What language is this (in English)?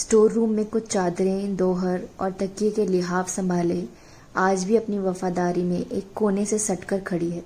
Hindi